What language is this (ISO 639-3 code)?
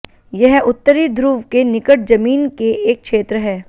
hin